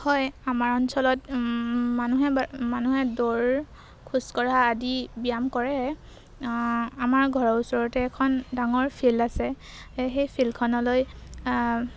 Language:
Assamese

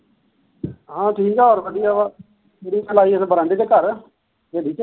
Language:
Punjabi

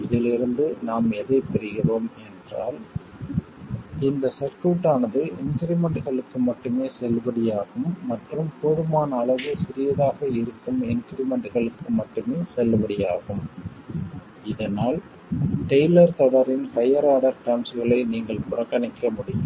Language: Tamil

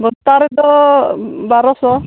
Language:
Santali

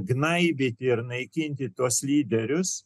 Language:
Lithuanian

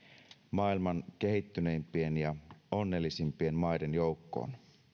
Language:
Finnish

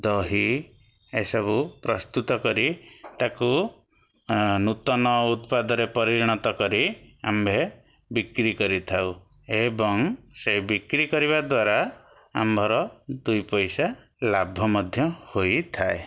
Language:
Odia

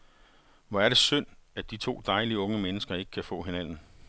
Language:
Danish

